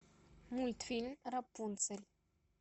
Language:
Russian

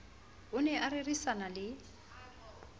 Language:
Southern Sotho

